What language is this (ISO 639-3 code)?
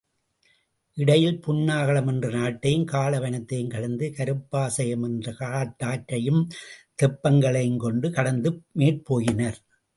tam